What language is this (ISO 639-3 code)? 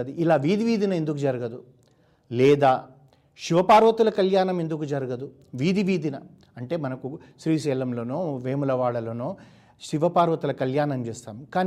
tel